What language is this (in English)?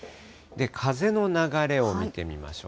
Japanese